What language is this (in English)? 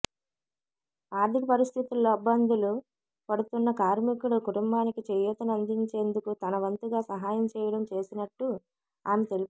Telugu